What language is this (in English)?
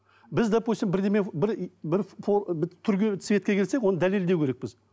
Kazakh